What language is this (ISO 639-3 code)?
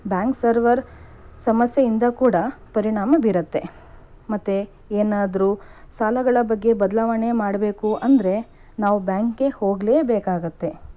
kan